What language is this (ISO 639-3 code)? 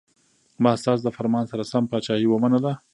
pus